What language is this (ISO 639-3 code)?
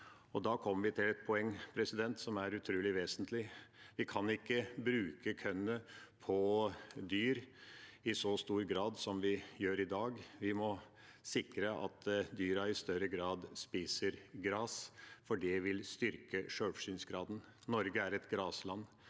nor